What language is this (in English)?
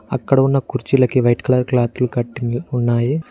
Telugu